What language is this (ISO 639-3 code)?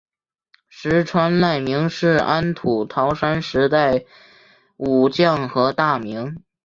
zho